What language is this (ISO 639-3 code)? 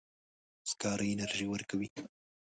pus